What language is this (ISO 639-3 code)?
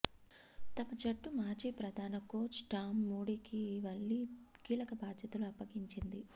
tel